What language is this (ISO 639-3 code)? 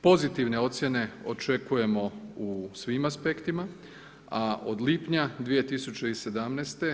hrv